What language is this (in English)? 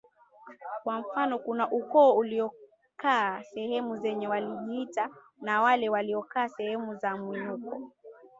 Swahili